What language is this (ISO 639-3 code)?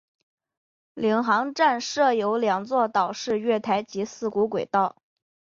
zho